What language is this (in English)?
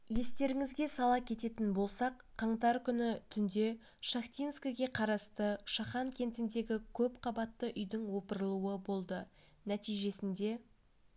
Kazakh